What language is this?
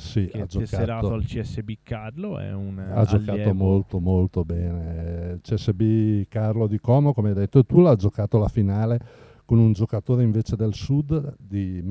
Italian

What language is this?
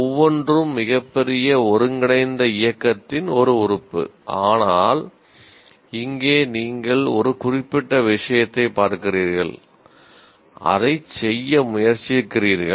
Tamil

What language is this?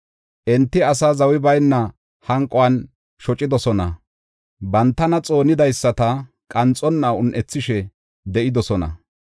Gofa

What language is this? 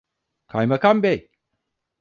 Turkish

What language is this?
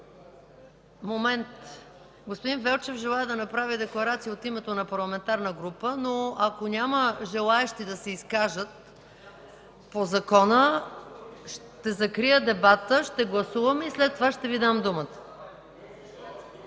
Bulgarian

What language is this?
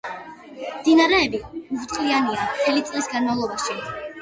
Georgian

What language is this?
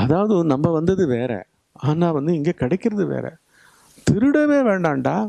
Tamil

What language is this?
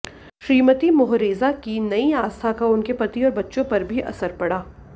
Hindi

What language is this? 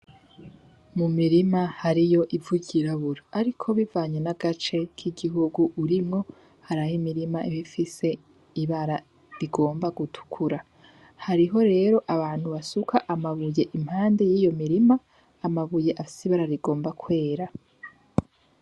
Rundi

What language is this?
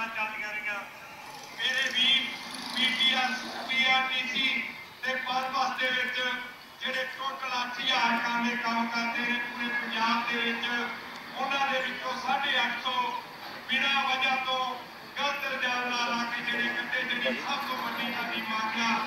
Hindi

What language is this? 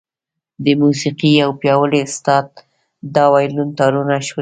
Pashto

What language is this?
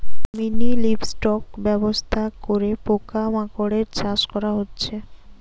Bangla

